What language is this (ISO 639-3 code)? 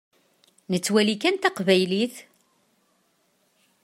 kab